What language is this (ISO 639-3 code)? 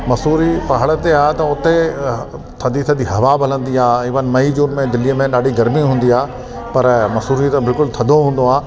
snd